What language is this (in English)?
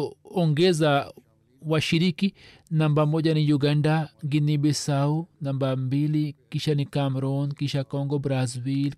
Swahili